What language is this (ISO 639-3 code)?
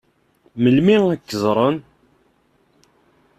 kab